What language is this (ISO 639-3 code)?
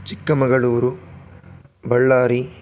san